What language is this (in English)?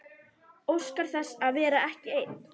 Icelandic